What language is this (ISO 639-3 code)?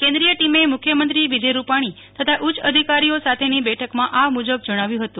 guj